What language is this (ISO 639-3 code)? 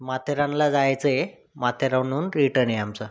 mar